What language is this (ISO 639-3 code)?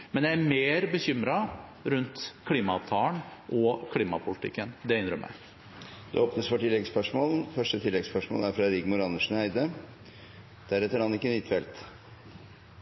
nor